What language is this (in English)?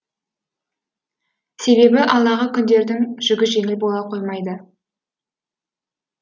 Kazakh